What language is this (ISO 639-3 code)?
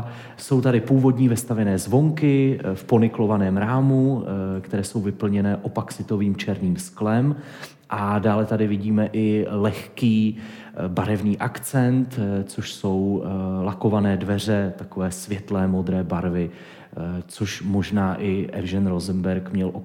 ces